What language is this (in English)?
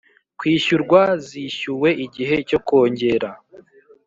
Kinyarwanda